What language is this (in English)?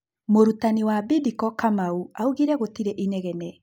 Kikuyu